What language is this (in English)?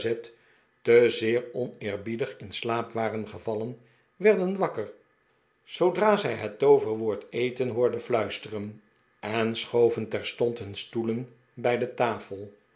Dutch